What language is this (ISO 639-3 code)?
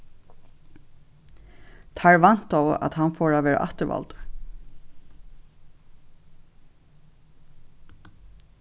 fao